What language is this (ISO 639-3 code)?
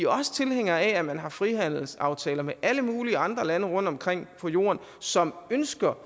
dan